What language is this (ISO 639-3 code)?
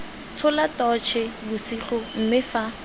tsn